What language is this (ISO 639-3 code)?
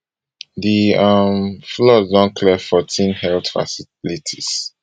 pcm